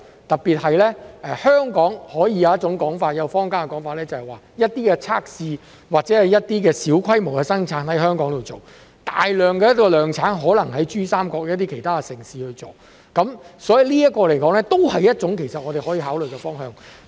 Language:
Cantonese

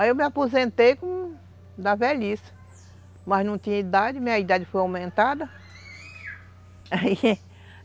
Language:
Portuguese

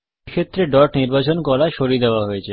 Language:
Bangla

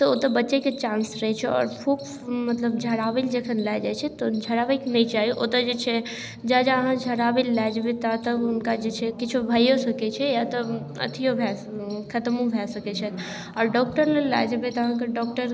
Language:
Maithili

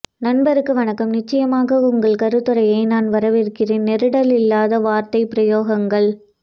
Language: Tamil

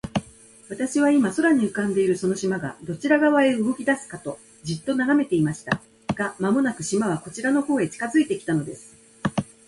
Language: Japanese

